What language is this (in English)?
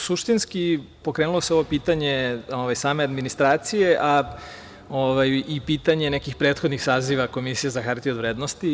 Serbian